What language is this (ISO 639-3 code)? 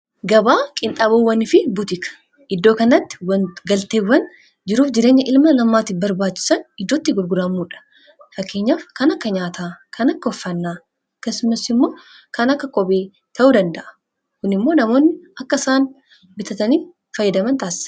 orm